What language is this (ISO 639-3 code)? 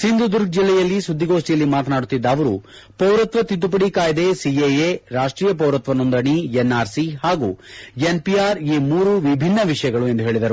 kan